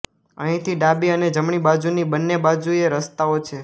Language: Gujarati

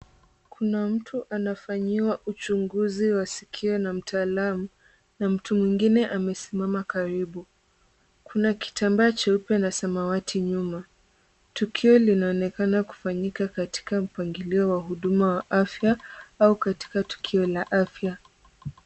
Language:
Swahili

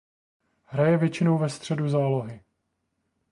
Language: Czech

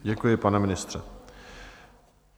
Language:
Czech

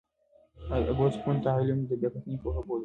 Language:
Pashto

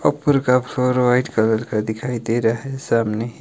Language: Hindi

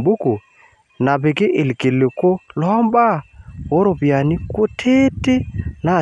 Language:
Masai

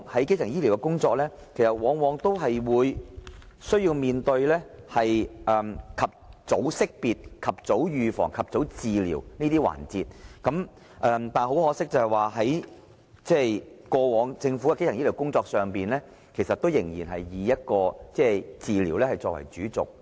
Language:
Cantonese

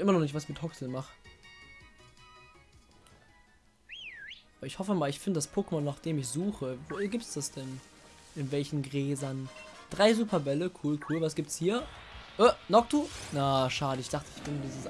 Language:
German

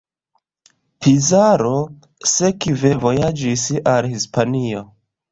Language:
Esperanto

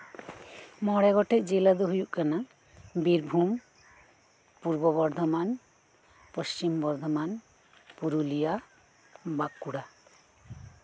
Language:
Santali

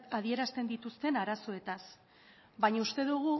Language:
Basque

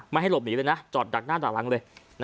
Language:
Thai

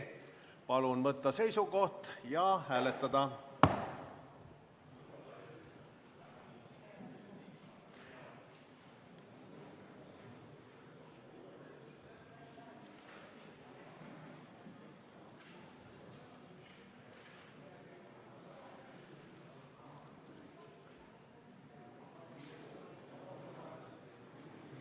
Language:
Estonian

